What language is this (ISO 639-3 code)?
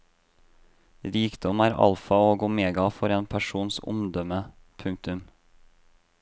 nor